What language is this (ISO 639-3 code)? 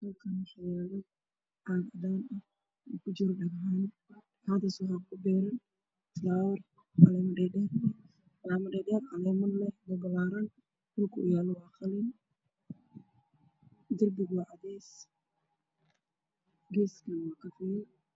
som